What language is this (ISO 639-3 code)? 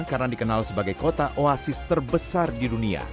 ind